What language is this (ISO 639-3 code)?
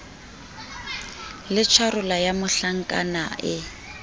sot